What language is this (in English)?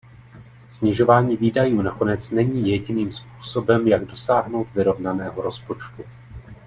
Czech